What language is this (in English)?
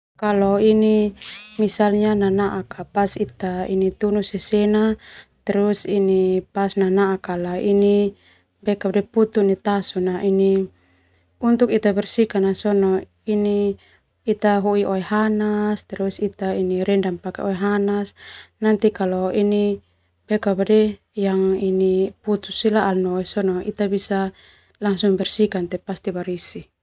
Termanu